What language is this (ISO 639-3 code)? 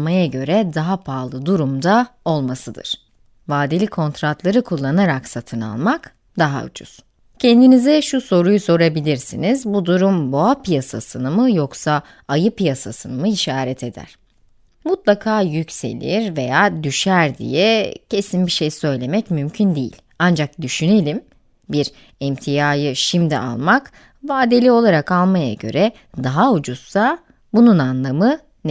tur